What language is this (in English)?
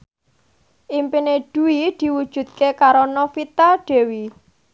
Javanese